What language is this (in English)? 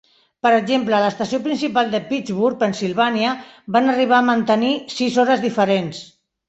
Catalan